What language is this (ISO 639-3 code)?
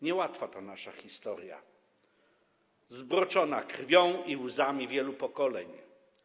pol